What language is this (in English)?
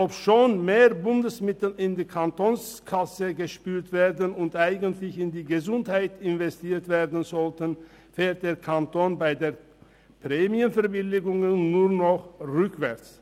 Swiss German